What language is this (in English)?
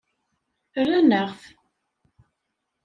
Kabyle